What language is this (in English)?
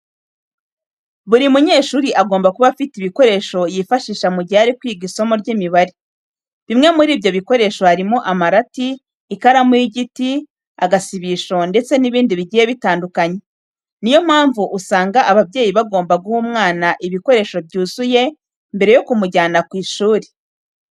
Kinyarwanda